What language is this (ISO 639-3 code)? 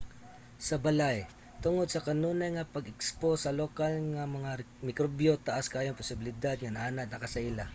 ceb